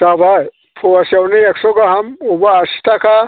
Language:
Bodo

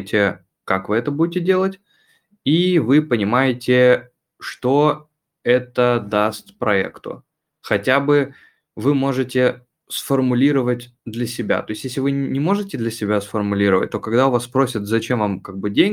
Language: Russian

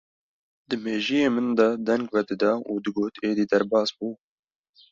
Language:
Kurdish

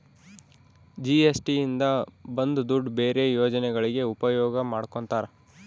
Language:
Kannada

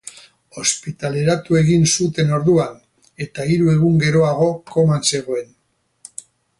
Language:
Basque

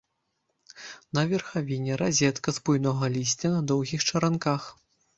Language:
Belarusian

